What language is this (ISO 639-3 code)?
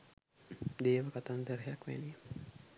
sin